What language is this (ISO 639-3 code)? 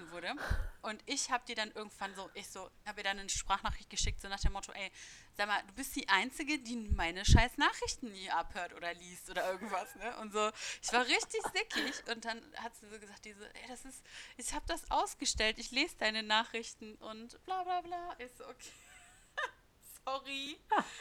deu